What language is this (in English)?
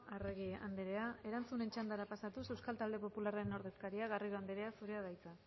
Basque